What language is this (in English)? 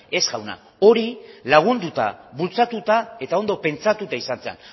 Basque